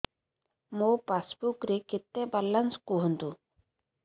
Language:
Odia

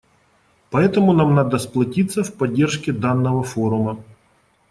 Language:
Russian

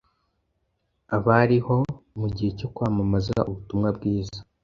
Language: Kinyarwanda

